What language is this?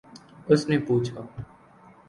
Urdu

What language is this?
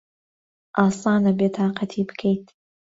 Central Kurdish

